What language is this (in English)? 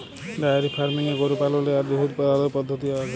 Bangla